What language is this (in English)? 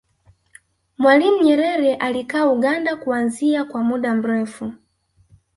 Swahili